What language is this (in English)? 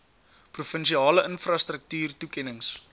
Afrikaans